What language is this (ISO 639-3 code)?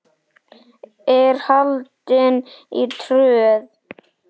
isl